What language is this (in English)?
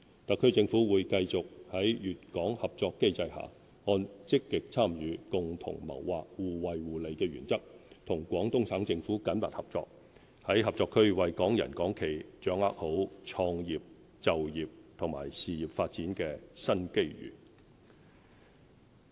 Cantonese